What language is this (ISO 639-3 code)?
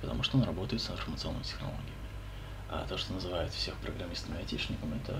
rus